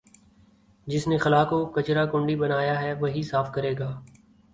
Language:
Urdu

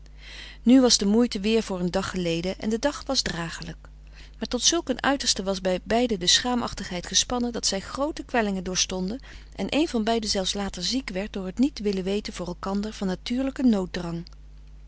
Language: Dutch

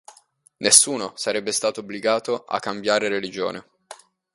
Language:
Italian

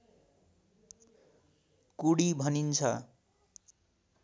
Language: Nepali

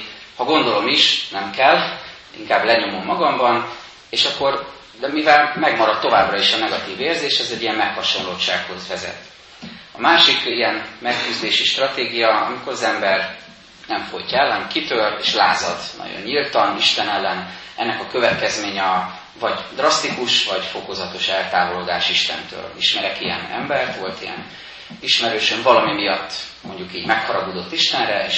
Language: Hungarian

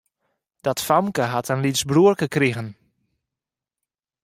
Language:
Western Frisian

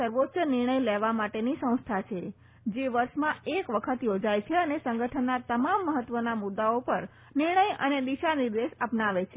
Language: Gujarati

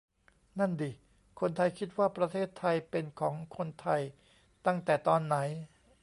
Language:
Thai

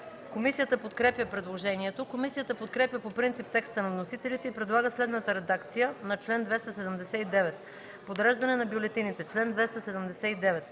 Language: Bulgarian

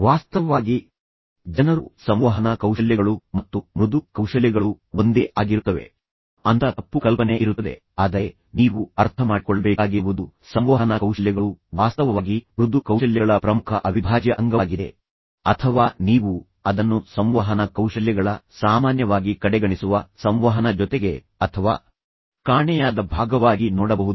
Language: Kannada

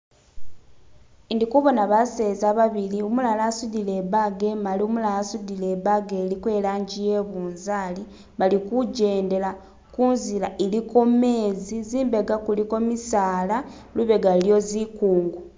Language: Masaaba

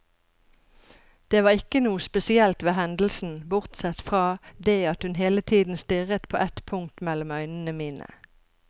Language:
Norwegian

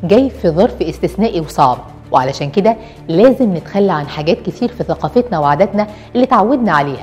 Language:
Arabic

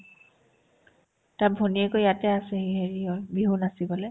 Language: Assamese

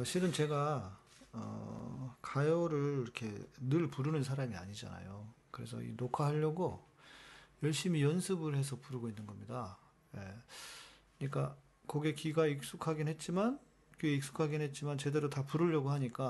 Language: Korean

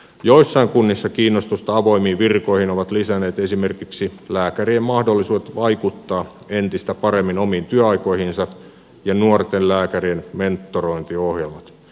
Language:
Finnish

